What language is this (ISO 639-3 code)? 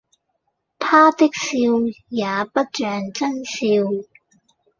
yue